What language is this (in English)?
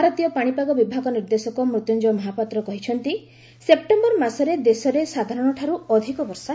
Odia